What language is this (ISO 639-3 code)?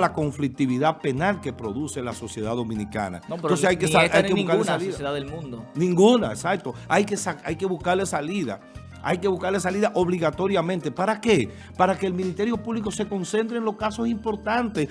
spa